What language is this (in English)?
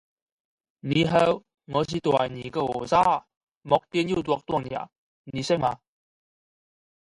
Chinese